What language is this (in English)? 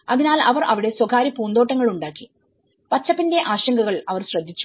Malayalam